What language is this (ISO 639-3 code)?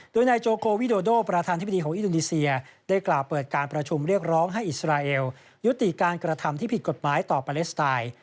tha